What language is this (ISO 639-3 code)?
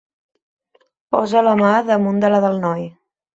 cat